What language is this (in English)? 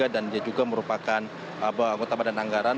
Indonesian